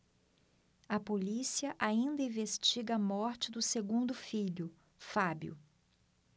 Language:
Portuguese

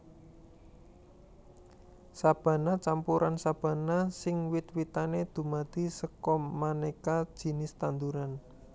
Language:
Javanese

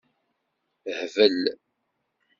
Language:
Kabyle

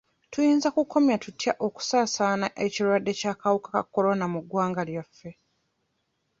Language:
Ganda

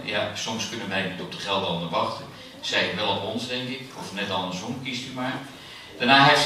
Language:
Dutch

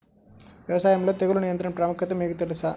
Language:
Telugu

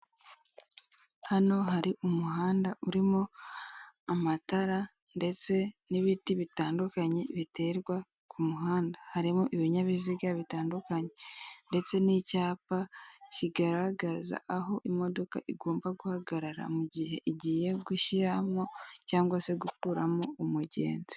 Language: Kinyarwanda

